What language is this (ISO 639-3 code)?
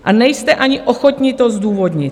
ces